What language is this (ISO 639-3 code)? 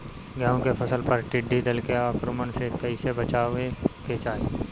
bho